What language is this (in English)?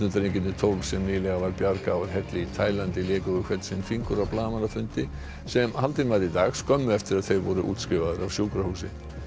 Icelandic